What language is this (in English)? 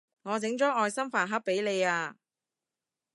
Cantonese